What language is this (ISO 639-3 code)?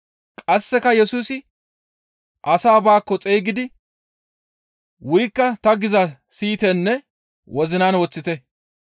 gmv